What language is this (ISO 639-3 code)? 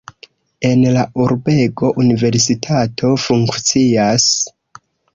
epo